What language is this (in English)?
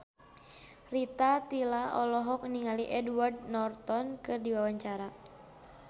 Sundanese